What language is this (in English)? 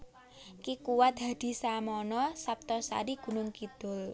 Javanese